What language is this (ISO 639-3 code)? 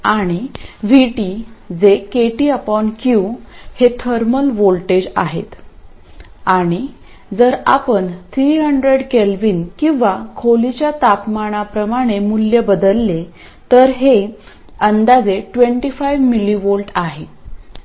mar